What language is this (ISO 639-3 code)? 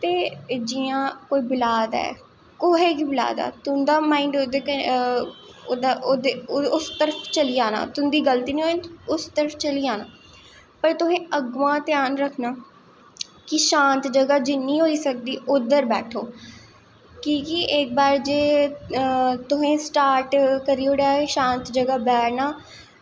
doi